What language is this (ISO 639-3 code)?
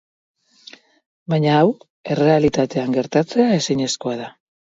eus